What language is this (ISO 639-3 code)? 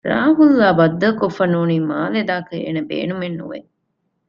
div